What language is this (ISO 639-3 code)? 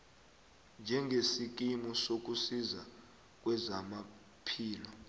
nbl